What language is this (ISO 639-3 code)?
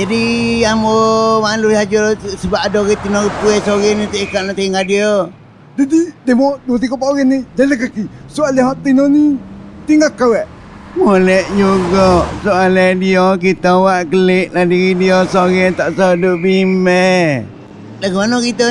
msa